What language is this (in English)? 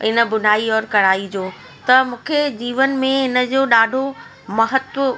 Sindhi